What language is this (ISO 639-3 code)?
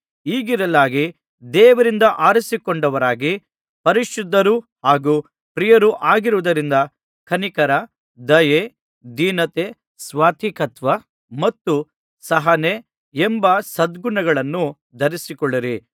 kan